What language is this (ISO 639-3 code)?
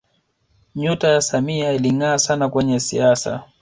swa